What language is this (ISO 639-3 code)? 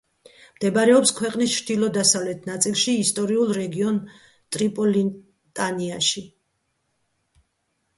kat